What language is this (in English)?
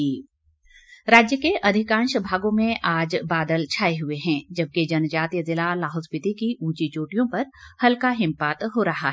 Hindi